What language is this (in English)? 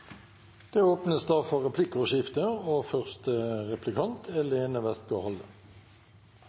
Norwegian Bokmål